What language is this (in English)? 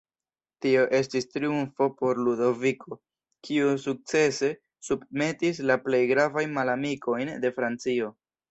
Esperanto